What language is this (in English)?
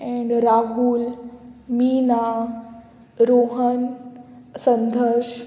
Konkani